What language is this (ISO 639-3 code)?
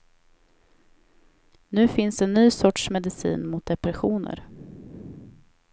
swe